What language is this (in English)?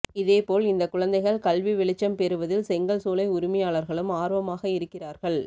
Tamil